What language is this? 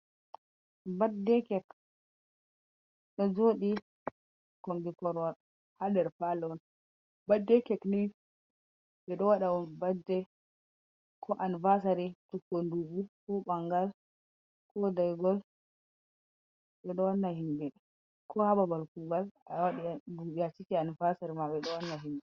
Fula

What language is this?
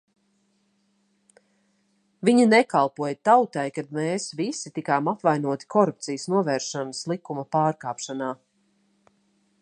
Latvian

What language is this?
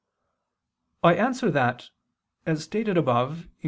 English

